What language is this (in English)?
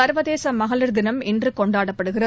Tamil